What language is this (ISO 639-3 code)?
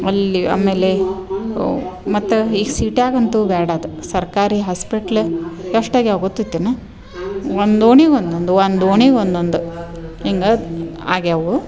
kan